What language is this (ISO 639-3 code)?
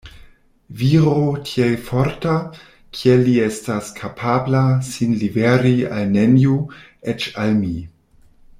epo